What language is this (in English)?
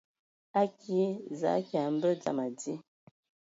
Ewondo